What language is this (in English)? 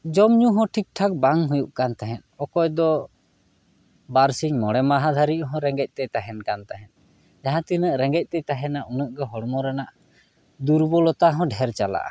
Santali